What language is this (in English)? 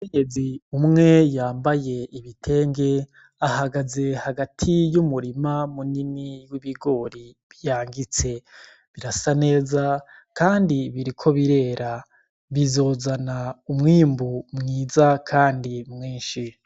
Rundi